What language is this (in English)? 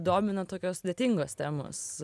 Lithuanian